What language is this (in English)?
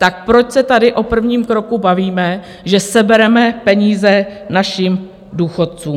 Czech